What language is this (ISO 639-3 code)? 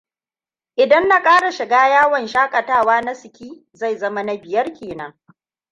hau